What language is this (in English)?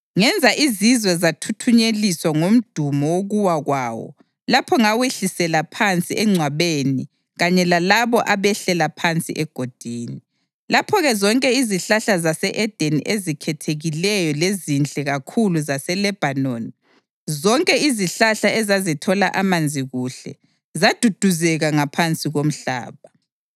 North Ndebele